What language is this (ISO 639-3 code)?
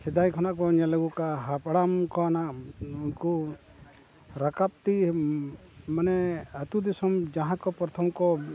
sat